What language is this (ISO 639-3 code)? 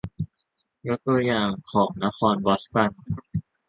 tha